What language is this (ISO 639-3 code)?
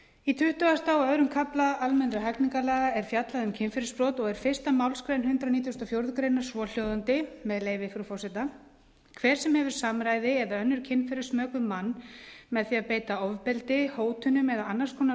isl